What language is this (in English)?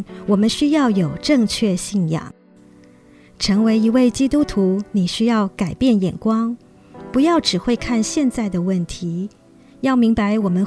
Chinese